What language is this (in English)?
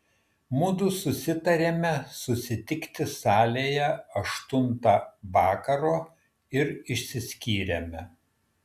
Lithuanian